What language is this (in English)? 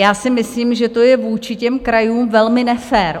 Czech